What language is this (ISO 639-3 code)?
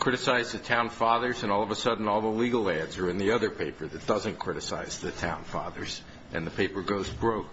eng